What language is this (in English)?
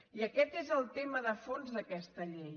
Catalan